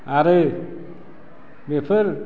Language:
Bodo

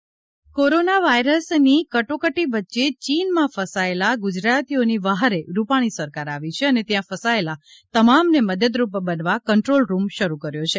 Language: Gujarati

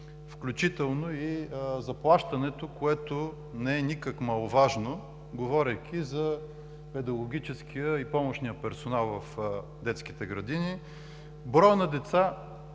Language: Bulgarian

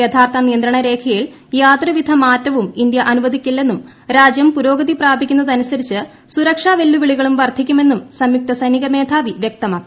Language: Malayalam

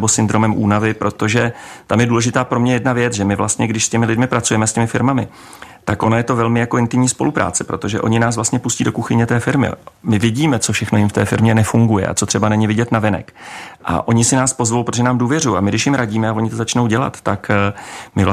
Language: Czech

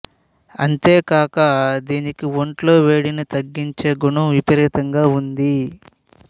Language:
Telugu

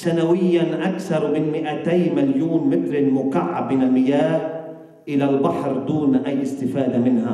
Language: Arabic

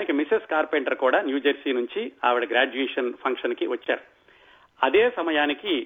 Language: Telugu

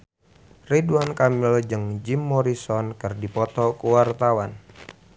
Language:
Sundanese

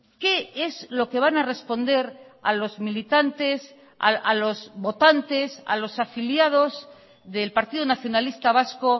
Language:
Spanish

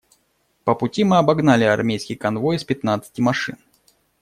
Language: Russian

